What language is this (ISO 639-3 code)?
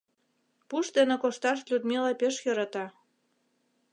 chm